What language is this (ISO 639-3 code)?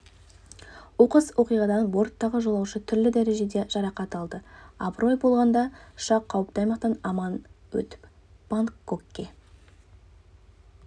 kaz